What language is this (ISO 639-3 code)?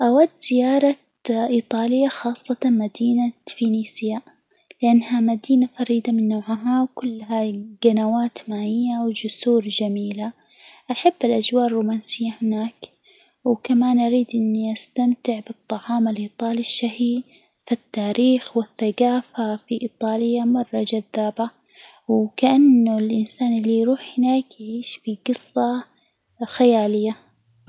acw